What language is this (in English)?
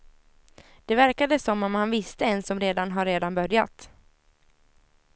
Swedish